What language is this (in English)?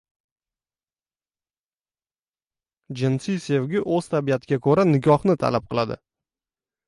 Uzbek